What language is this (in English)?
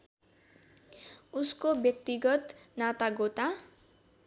Nepali